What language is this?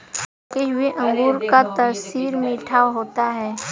Hindi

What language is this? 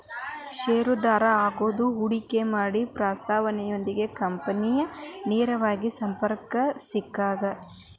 Kannada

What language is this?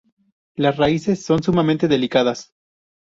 Spanish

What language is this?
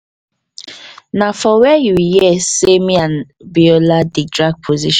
Nigerian Pidgin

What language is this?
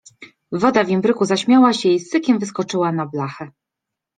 Polish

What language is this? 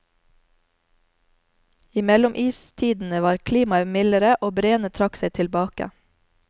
Norwegian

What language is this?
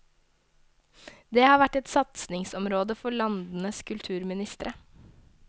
Norwegian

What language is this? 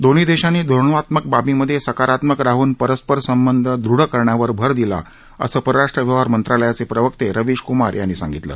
Marathi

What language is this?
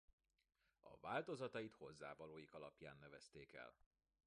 Hungarian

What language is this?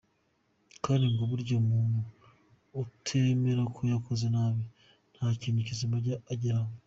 Kinyarwanda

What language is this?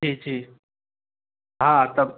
Sindhi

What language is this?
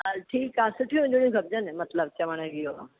Sindhi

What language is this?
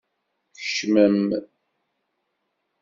Kabyle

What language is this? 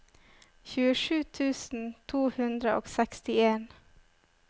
Norwegian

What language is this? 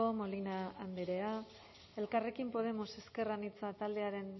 Basque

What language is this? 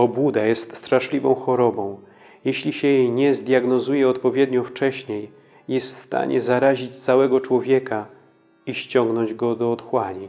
Polish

